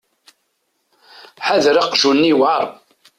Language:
Kabyle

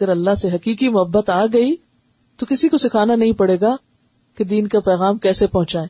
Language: Urdu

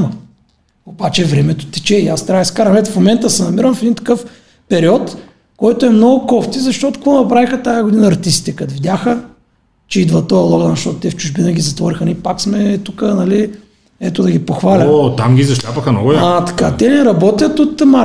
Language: Bulgarian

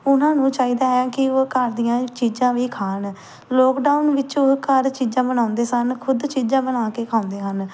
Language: Punjabi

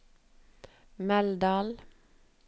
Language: Norwegian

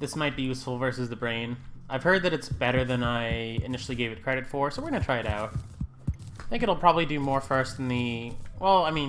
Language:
English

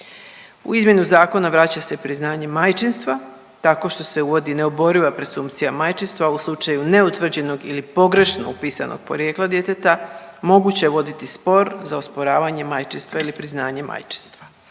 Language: Croatian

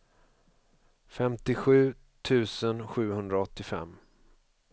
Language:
Swedish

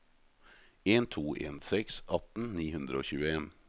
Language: Norwegian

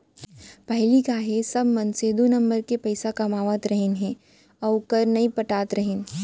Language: Chhattisgarhi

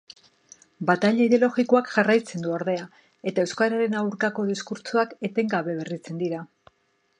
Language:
Basque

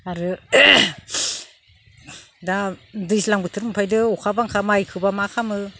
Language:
Bodo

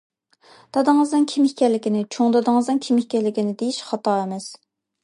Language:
Uyghur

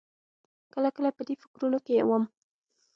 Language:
Pashto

